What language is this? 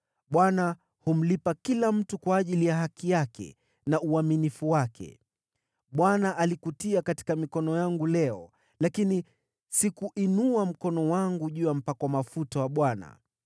Swahili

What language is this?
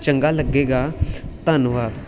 Punjabi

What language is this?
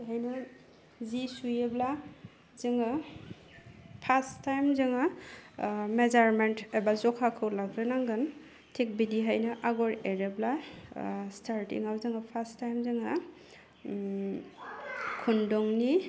Bodo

